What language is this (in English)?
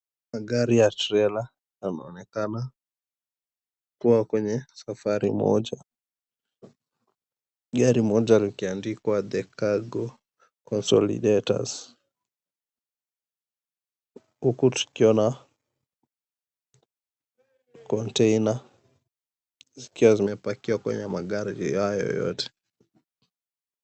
Swahili